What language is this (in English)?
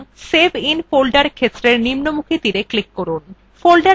Bangla